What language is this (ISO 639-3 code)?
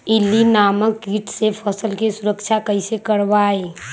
mag